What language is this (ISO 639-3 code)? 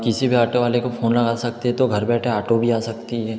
hin